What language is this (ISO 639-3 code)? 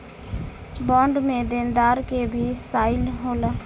bho